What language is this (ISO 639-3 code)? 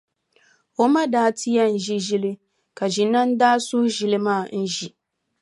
dag